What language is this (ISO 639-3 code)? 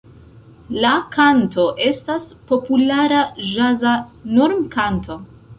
epo